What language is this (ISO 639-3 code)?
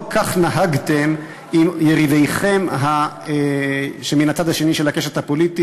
heb